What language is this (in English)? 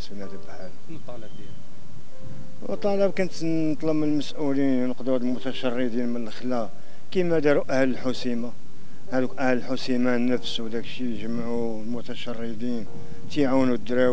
Arabic